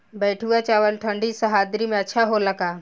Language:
Bhojpuri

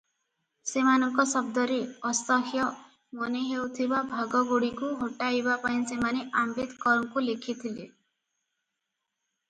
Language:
Odia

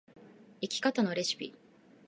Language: Japanese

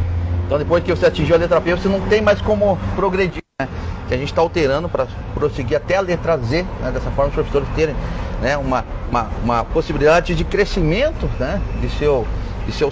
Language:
Portuguese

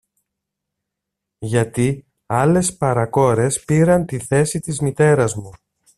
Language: Greek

